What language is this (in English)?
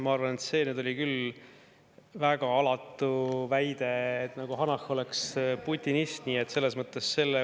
Estonian